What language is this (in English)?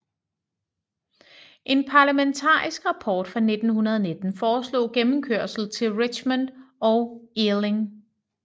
Danish